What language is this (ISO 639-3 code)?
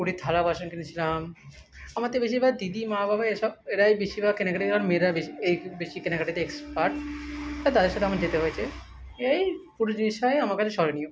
ben